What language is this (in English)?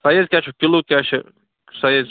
Kashmiri